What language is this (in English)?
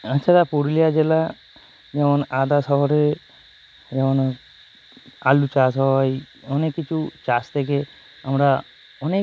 Bangla